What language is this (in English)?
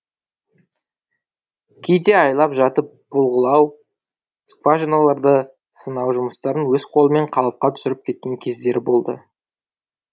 Kazakh